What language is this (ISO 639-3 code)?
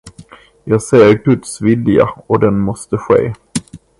swe